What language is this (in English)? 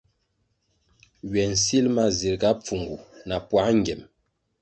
Kwasio